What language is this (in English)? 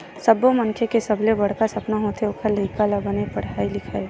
Chhattisgarhi